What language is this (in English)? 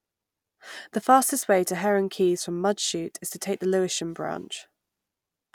English